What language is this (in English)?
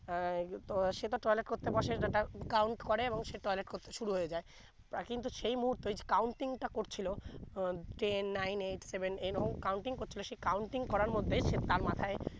Bangla